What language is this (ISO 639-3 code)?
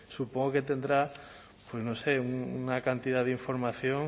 spa